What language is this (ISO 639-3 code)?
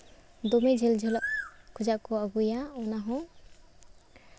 sat